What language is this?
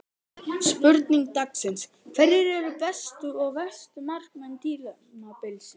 Icelandic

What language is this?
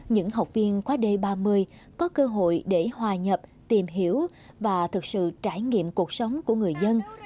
Vietnamese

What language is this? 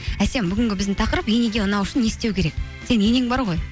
Kazakh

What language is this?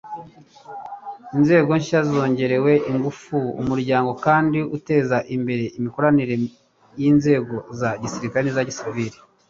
Kinyarwanda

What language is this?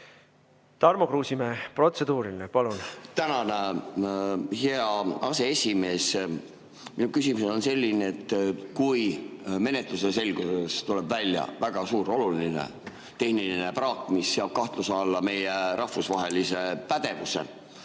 Estonian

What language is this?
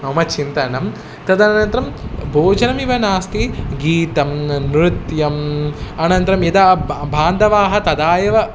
Sanskrit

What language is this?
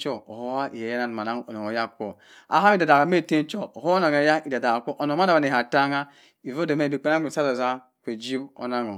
Cross River Mbembe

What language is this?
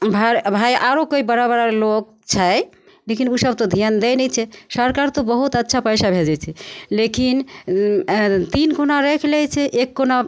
Maithili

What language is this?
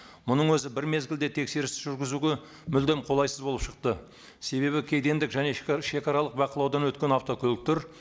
Kazakh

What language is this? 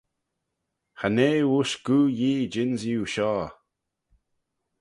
Manx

